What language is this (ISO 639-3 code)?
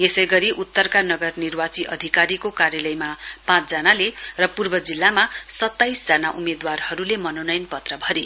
nep